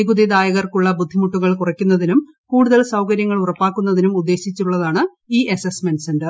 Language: Malayalam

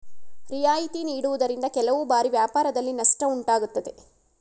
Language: Kannada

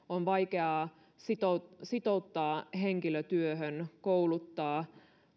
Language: Finnish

